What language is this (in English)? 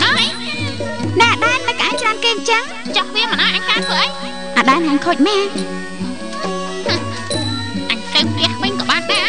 Thai